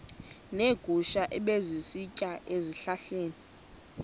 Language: Xhosa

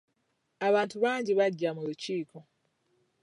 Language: Ganda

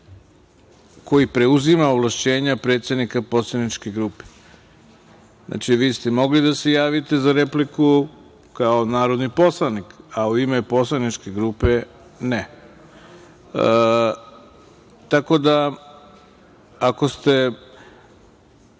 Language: Serbian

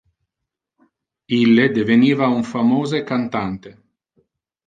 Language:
Interlingua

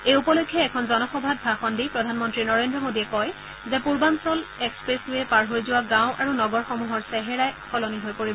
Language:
Assamese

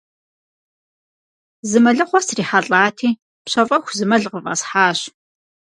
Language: Kabardian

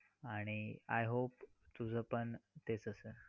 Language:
Marathi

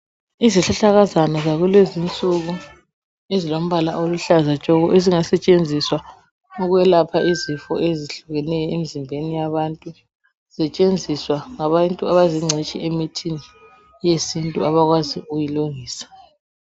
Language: North Ndebele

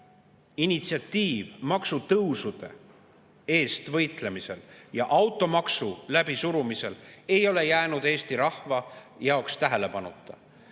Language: Estonian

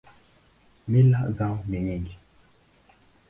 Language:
Swahili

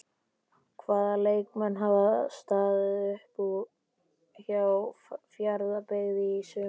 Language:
Icelandic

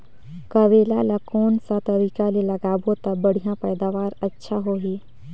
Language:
Chhattisgarhi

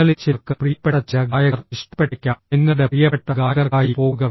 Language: Malayalam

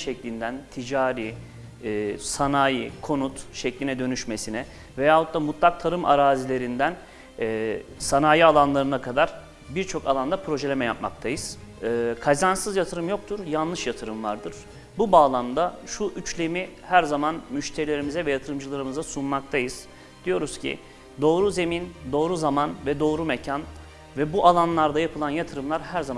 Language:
Turkish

